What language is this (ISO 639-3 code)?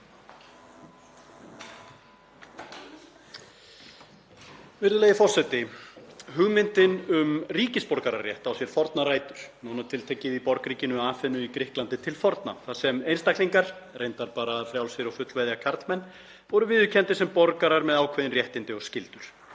isl